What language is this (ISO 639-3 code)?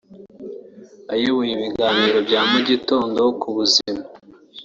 kin